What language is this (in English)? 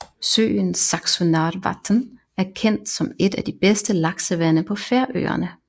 Danish